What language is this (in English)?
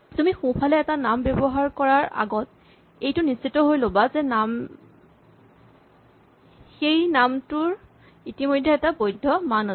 Assamese